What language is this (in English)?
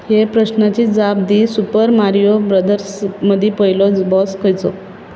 Konkani